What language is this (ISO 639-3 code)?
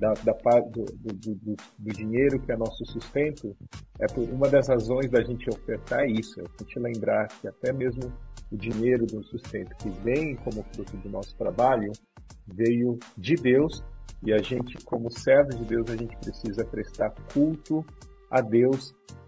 por